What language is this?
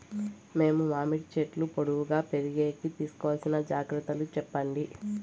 Telugu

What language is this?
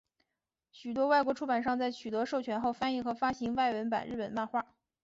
Chinese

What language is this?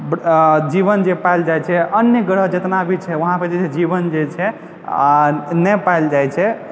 Maithili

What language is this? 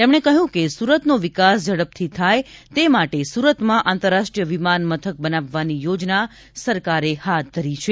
Gujarati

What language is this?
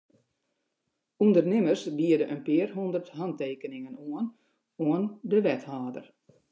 Western Frisian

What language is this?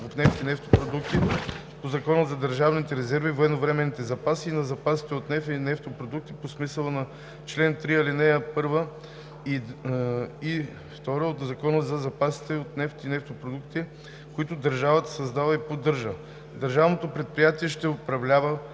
Bulgarian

